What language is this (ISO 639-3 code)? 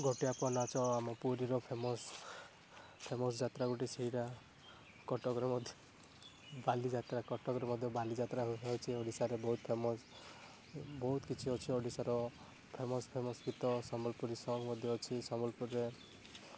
ori